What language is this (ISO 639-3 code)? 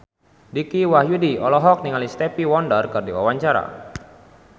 sun